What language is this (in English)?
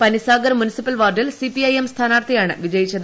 Malayalam